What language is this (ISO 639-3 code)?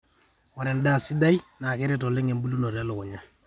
mas